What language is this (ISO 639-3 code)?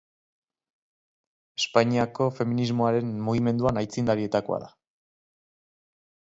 eus